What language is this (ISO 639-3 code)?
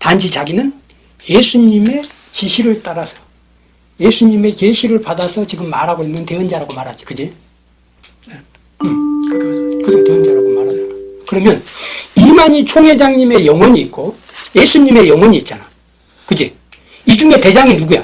kor